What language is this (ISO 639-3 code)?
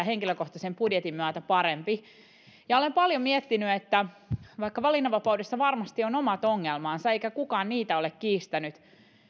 fin